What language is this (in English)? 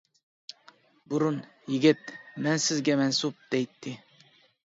Uyghur